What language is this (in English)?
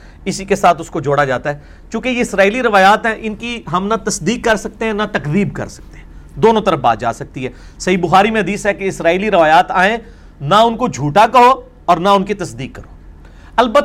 Urdu